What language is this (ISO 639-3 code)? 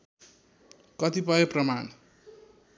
nep